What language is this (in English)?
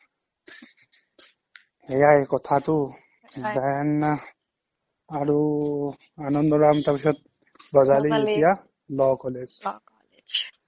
Assamese